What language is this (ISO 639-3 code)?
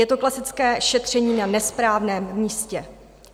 ces